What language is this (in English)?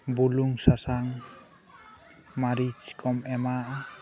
Santali